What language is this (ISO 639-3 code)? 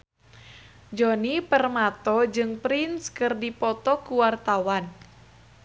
sun